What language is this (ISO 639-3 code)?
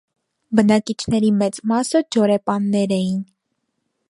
hye